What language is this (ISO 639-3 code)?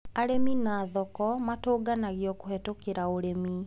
kik